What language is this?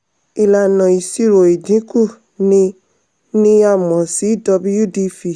Yoruba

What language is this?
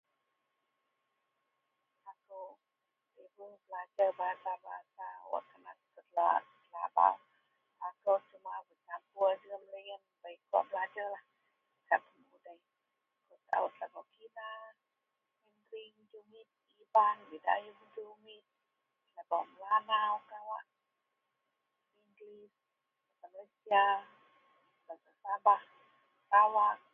Central Melanau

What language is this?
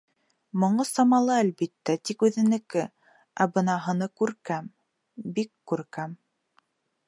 Bashkir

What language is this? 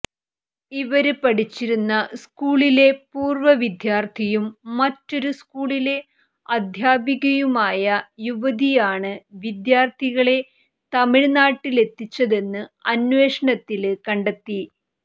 Malayalam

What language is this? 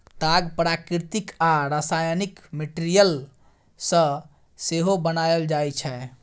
Maithili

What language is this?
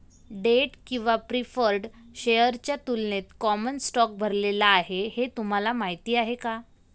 Marathi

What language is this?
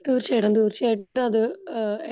Malayalam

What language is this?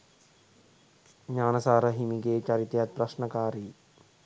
Sinhala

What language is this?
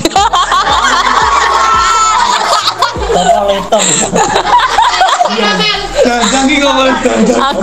Indonesian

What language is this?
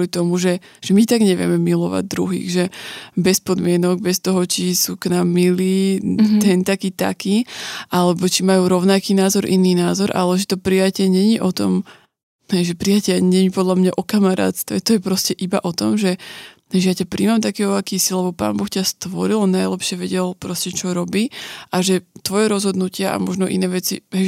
Slovak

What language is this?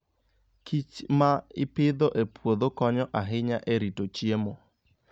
Luo (Kenya and Tanzania)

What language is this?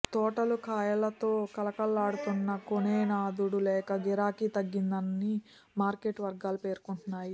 Telugu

